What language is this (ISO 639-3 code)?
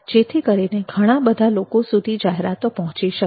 guj